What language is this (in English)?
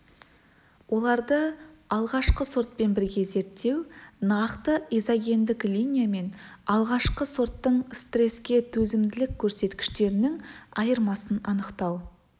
Kazakh